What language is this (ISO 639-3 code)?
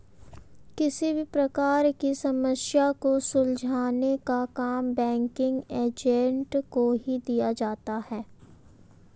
hin